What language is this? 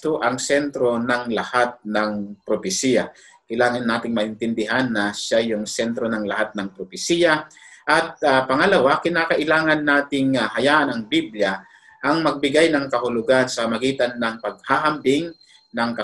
Filipino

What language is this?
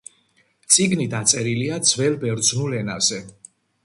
Georgian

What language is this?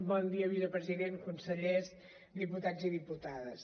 Catalan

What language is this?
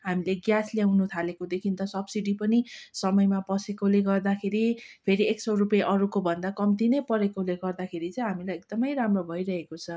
Nepali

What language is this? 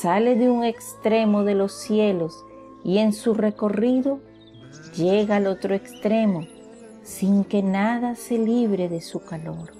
Spanish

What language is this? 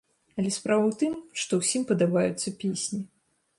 Belarusian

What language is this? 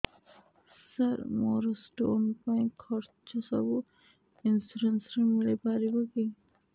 Odia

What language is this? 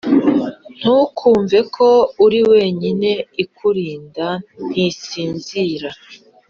Kinyarwanda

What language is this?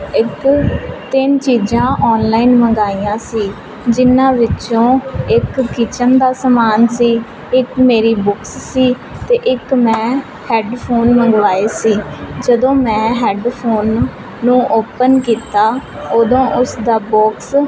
Punjabi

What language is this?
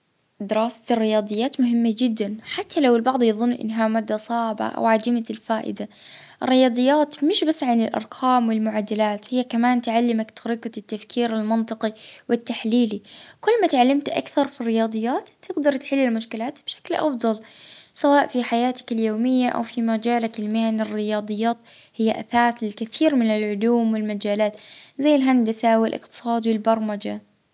Libyan Arabic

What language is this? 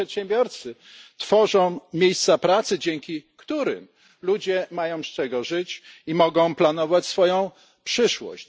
Polish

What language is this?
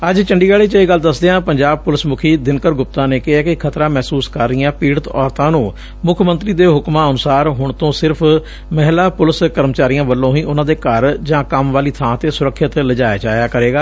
Punjabi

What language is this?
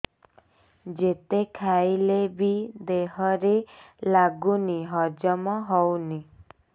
Odia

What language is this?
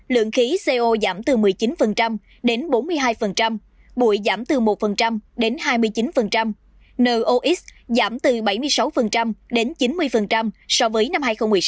Vietnamese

